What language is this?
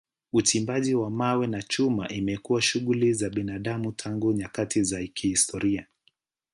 Swahili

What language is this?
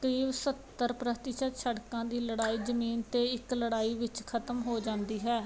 Punjabi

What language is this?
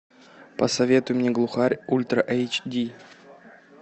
Russian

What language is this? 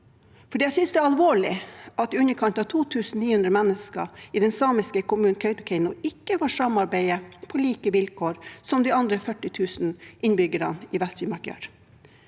Norwegian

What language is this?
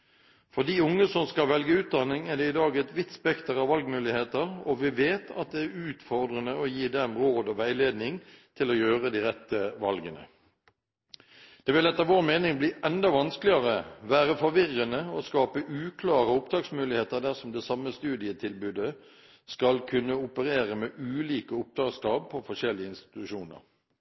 Norwegian Bokmål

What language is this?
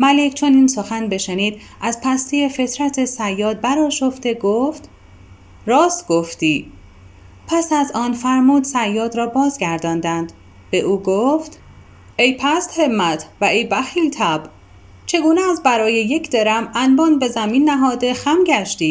Persian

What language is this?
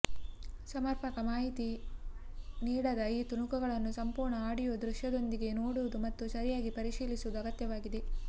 Kannada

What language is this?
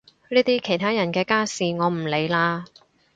Cantonese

